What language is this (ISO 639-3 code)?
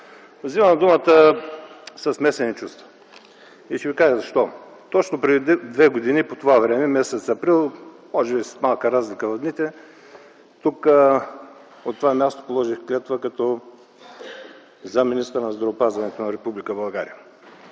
bul